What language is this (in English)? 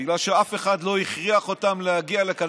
Hebrew